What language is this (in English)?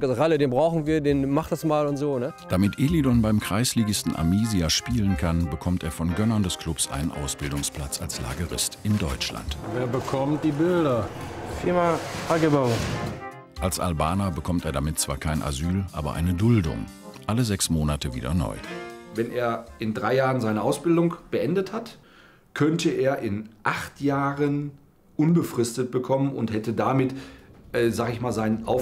German